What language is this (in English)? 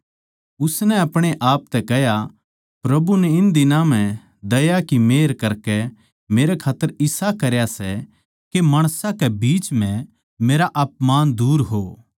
Haryanvi